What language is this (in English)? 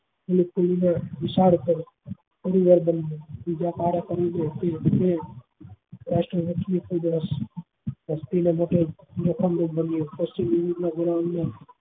Gujarati